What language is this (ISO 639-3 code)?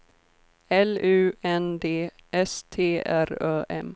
swe